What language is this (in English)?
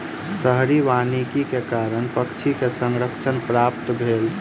Maithili